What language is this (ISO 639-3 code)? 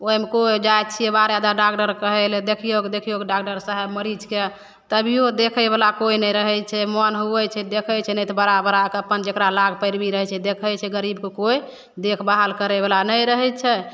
mai